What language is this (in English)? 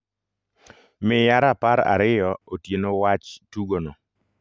Luo (Kenya and Tanzania)